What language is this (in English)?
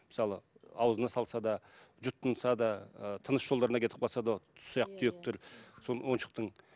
Kazakh